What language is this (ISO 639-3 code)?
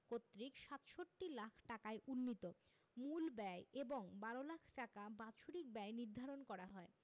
ben